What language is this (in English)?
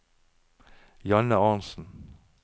Norwegian